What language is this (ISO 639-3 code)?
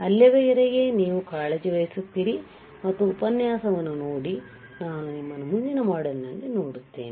kan